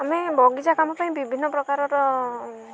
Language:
Odia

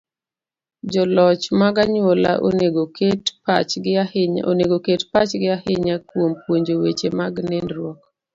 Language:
Luo (Kenya and Tanzania)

